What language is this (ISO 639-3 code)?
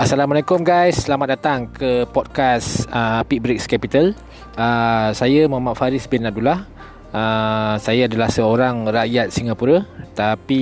msa